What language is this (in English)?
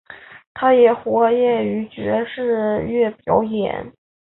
Chinese